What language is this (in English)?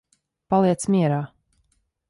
Latvian